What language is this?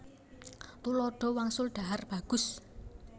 Javanese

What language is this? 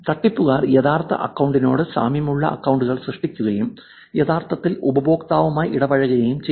Malayalam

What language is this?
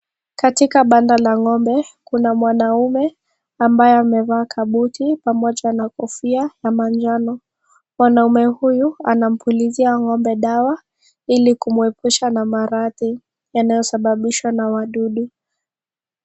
Swahili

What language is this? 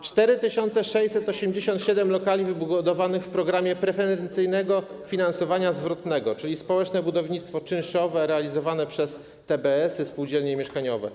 Polish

